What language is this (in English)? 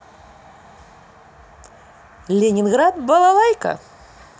Russian